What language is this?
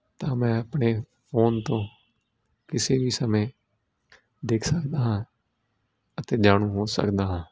Punjabi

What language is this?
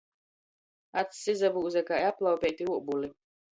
Latgalian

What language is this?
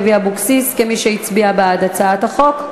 Hebrew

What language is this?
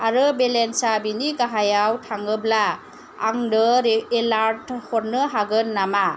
Bodo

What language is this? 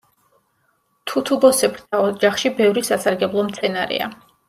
Georgian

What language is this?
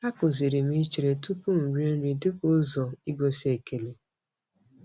Igbo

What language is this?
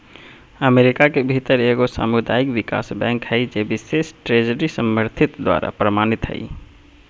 Magahi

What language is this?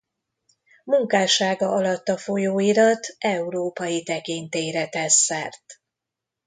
Hungarian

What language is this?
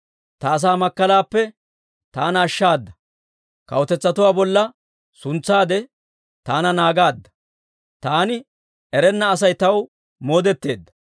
Dawro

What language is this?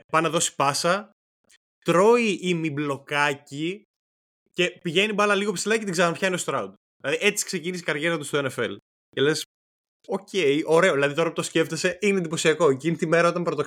Greek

